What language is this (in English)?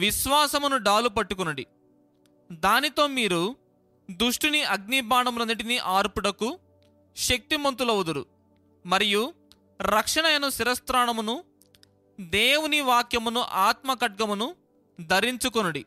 Telugu